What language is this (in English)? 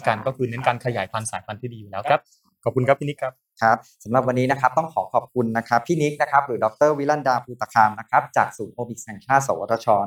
Thai